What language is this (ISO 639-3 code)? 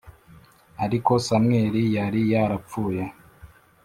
kin